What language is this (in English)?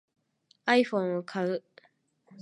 Japanese